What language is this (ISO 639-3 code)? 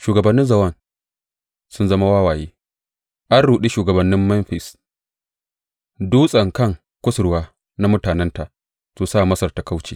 hau